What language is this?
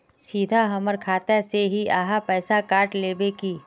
Magahi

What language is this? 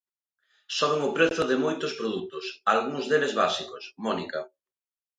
Galician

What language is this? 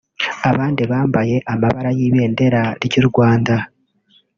Kinyarwanda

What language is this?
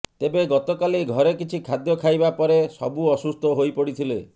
Odia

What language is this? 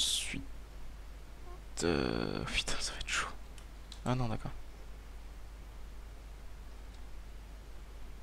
French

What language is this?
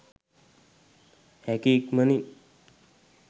Sinhala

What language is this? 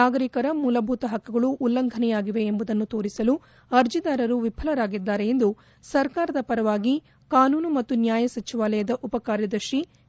Kannada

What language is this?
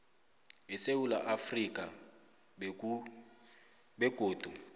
South Ndebele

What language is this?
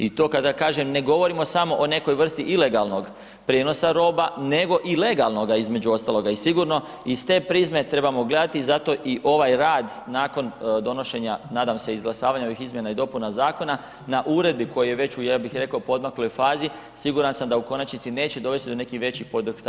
Croatian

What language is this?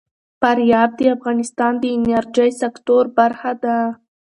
Pashto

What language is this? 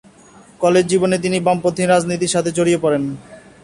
Bangla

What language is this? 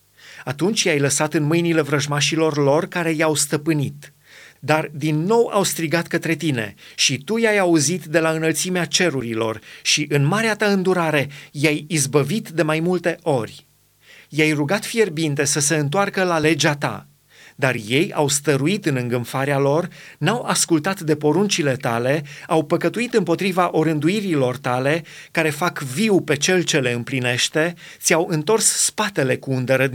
Romanian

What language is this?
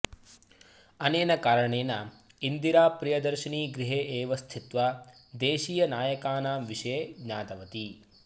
Sanskrit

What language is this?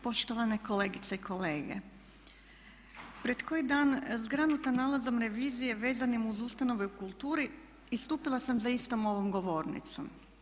Croatian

